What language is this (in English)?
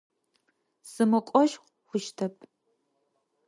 Adyghe